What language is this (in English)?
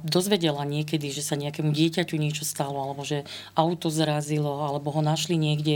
Slovak